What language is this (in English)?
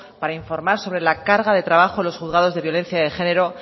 Spanish